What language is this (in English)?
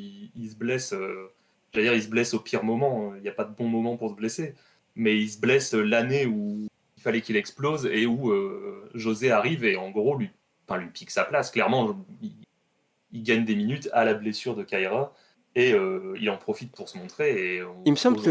French